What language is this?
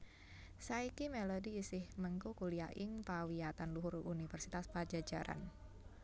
Javanese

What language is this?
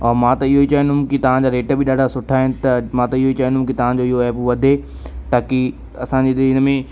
Sindhi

